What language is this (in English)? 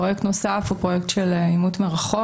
Hebrew